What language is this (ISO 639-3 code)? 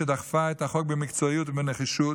heb